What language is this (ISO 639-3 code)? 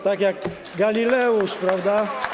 pol